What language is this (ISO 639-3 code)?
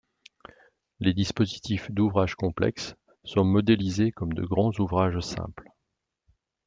fra